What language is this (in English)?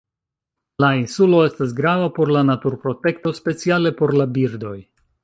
Esperanto